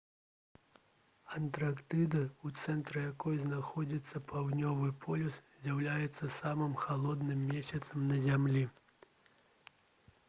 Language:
Belarusian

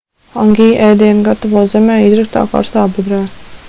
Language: Latvian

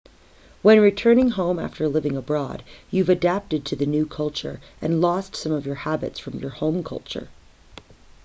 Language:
English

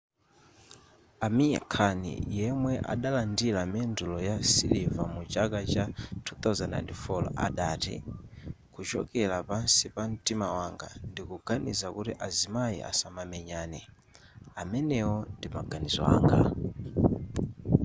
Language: Nyanja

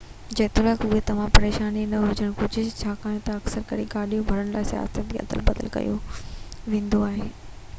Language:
Sindhi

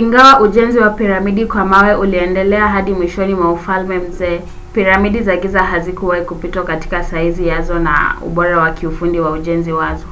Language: Swahili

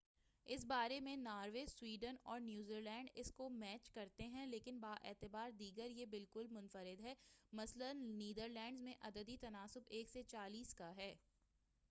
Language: Urdu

